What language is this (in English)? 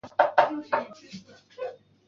Chinese